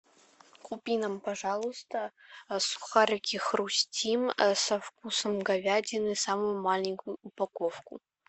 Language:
Russian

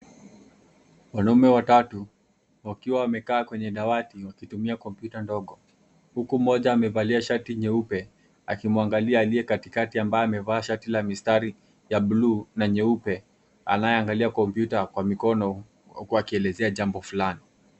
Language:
Swahili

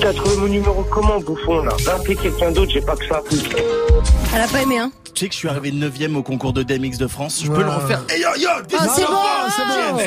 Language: French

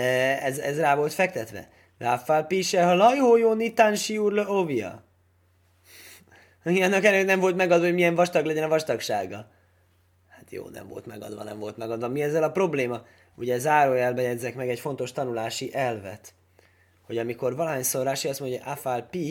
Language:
Hungarian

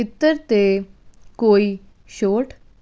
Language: Punjabi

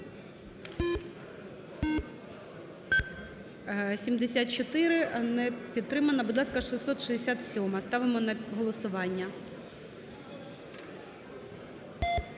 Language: Ukrainian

